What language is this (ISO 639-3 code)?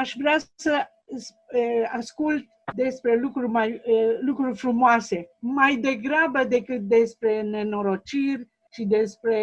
ron